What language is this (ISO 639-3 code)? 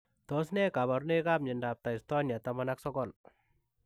kln